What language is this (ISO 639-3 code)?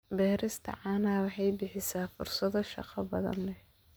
som